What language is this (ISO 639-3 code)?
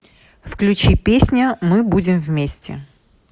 rus